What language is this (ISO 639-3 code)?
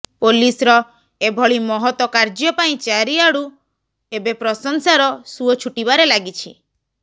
ori